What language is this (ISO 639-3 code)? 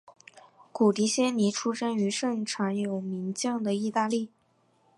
zho